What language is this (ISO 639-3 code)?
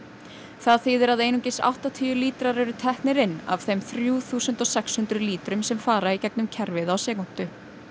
isl